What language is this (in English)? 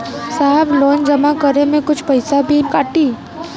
Bhojpuri